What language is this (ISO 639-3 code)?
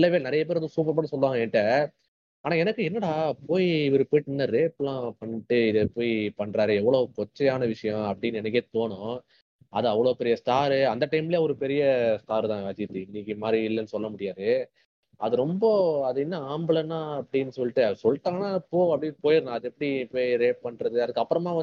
tam